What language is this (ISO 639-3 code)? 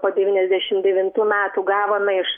lit